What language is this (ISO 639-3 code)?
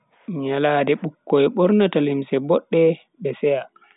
fui